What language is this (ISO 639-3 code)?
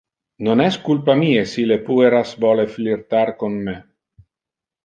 ina